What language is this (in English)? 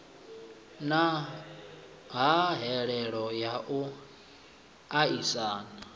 Venda